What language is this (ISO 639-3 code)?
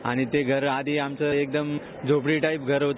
mar